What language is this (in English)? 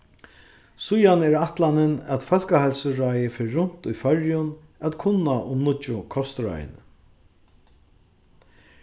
Faroese